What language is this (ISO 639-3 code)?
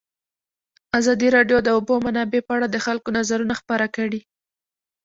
pus